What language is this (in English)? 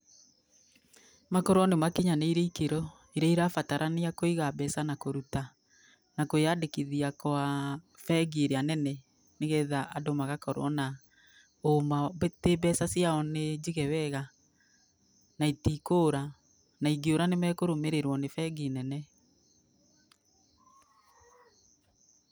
Kikuyu